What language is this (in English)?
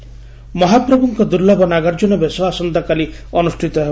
Odia